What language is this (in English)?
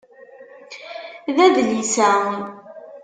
Kabyle